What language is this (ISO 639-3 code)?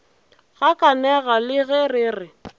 nso